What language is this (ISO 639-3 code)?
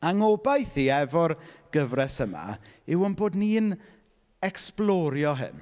cym